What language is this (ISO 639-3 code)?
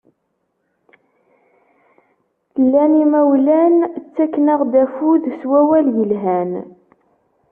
kab